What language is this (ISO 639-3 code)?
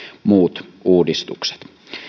fin